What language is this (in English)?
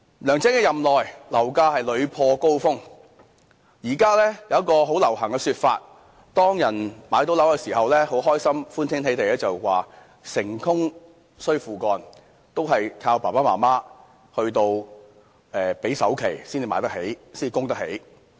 Cantonese